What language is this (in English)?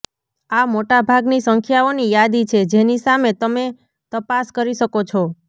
Gujarati